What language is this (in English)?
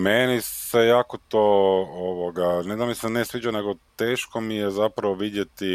Croatian